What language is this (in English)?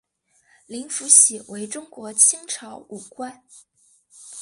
Chinese